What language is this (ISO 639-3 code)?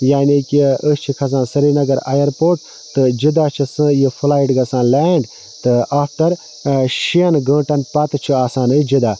kas